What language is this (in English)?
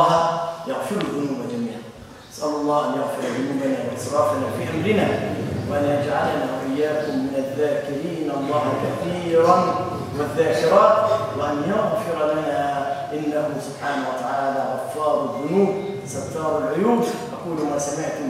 Arabic